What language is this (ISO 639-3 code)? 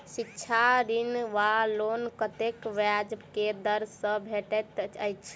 mai